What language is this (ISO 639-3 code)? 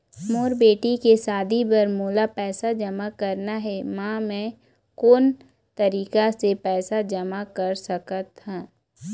hne